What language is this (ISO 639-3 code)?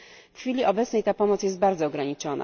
pol